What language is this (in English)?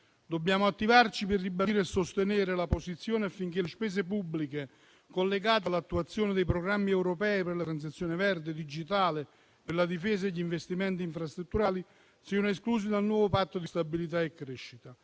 Italian